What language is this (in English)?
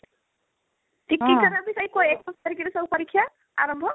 Odia